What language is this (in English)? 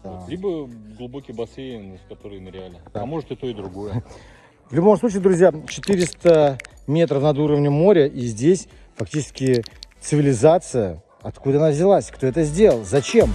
Russian